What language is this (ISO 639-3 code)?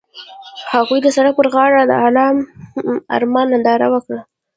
pus